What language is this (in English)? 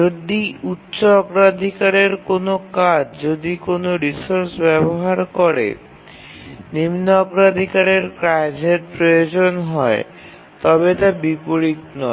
Bangla